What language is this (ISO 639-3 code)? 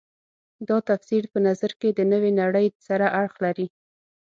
pus